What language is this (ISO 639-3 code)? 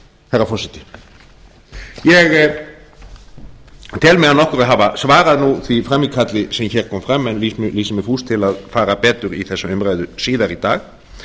isl